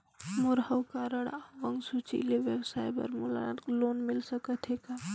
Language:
Chhattisgarhi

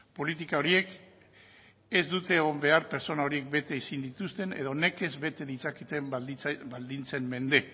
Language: Basque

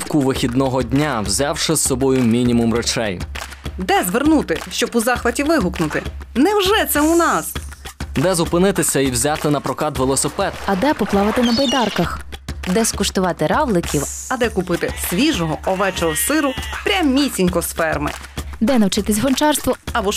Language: Ukrainian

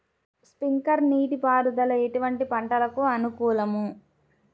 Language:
Telugu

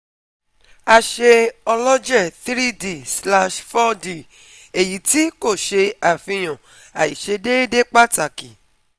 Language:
Yoruba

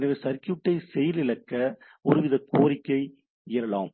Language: Tamil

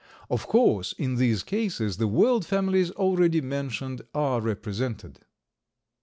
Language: English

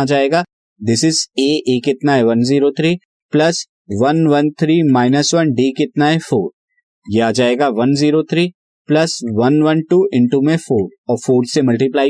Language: Hindi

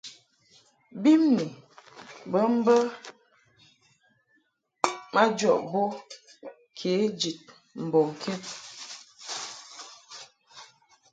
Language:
Mungaka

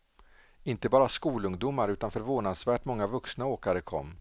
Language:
Swedish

